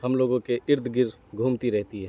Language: Urdu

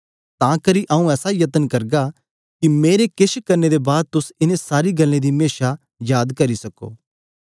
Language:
Dogri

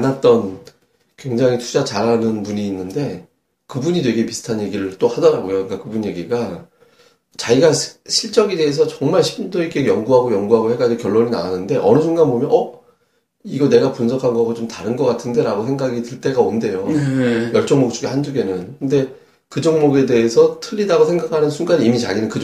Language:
Korean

